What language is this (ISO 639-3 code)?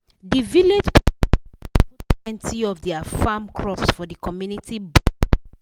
pcm